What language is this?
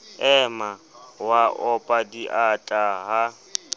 Southern Sotho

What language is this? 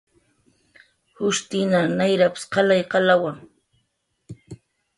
Jaqaru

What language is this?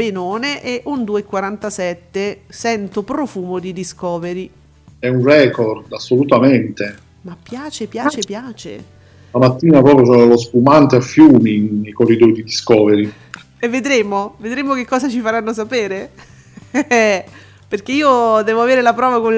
Italian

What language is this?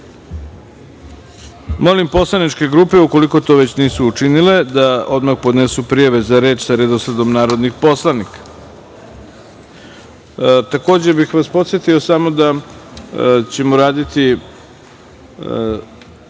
Serbian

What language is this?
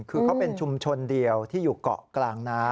Thai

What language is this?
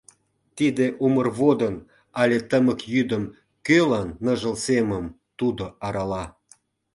Mari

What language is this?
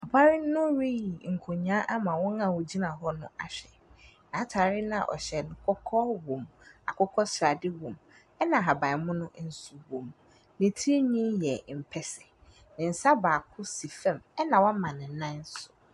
Akan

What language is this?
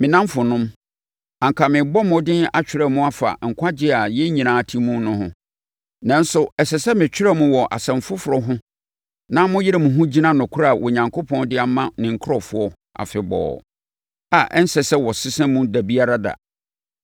Akan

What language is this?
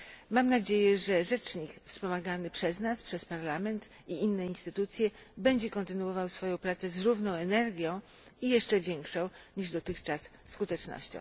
Polish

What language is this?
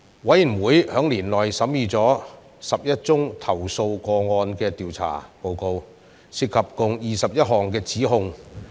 Cantonese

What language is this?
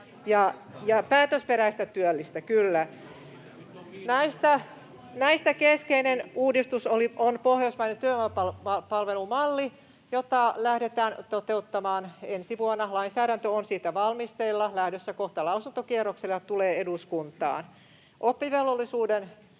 Finnish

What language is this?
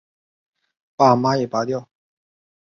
Chinese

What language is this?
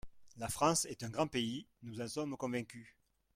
French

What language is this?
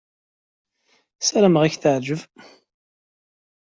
Kabyle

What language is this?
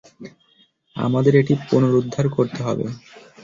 Bangla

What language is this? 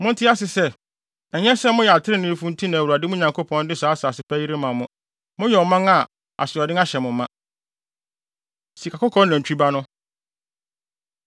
Akan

